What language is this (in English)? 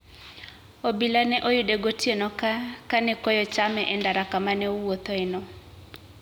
Luo (Kenya and Tanzania)